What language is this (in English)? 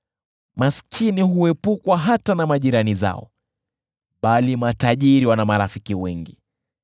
Swahili